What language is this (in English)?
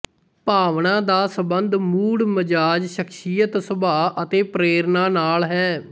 Punjabi